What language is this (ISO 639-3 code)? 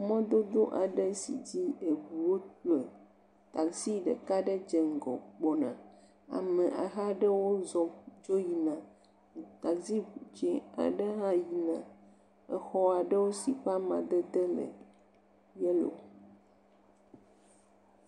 ewe